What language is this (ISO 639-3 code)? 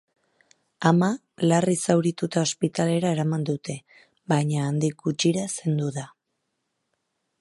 eus